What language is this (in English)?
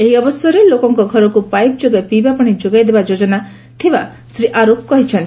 Odia